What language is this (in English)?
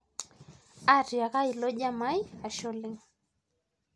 Masai